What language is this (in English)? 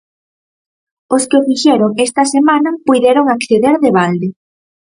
Galician